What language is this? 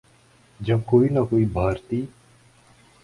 Urdu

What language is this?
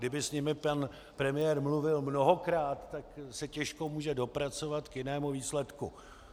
Czech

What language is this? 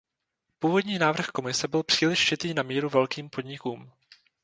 Czech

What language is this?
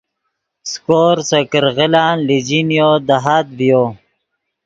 Yidgha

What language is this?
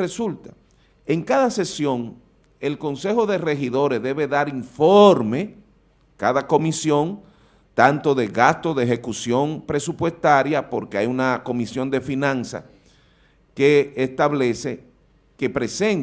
Spanish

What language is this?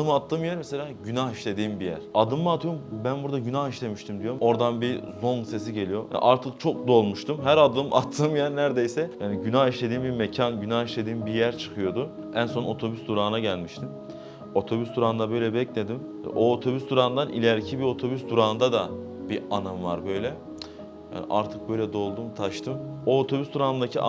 Turkish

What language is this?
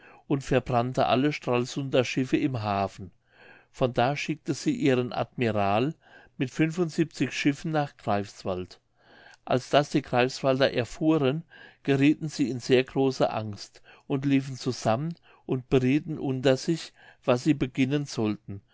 German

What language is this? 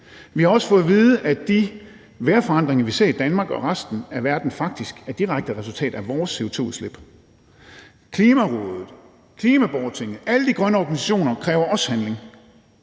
Danish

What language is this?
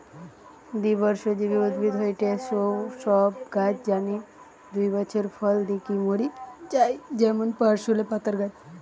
Bangla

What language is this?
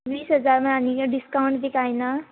Konkani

